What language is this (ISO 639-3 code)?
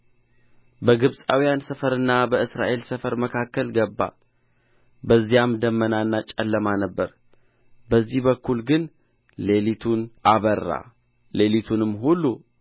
amh